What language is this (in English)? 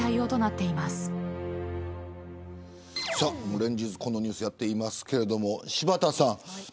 Japanese